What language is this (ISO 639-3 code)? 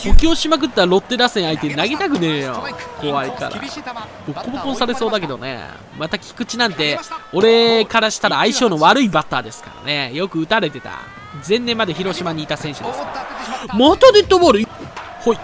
jpn